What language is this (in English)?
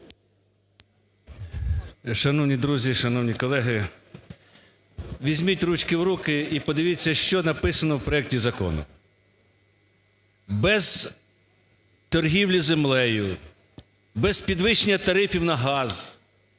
Ukrainian